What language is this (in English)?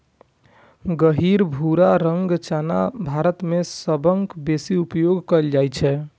Maithili